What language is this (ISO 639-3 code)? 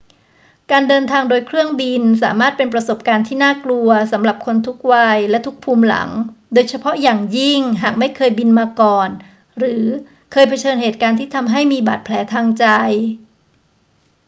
tha